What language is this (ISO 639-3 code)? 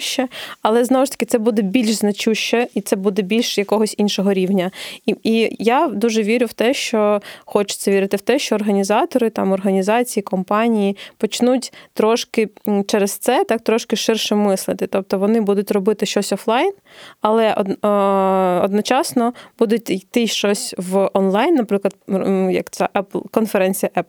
ukr